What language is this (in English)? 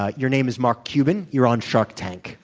English